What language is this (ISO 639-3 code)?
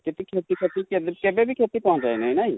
ori